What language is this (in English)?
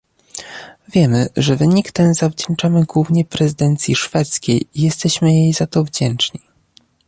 Polish